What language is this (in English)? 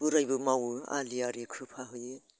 Bodo